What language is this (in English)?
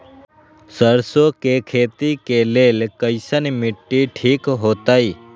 Magahi